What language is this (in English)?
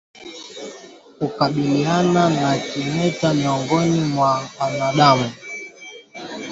Swahili